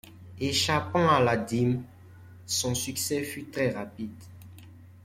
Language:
French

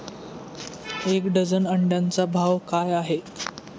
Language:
Marathi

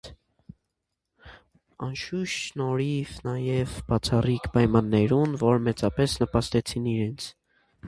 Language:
Armenian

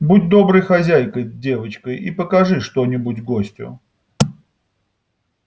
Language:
Russian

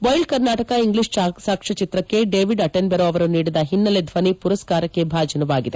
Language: Kannada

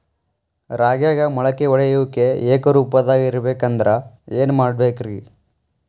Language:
Kannada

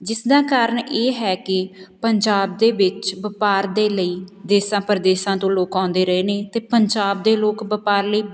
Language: Punjabi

